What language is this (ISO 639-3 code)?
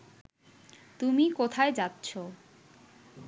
ben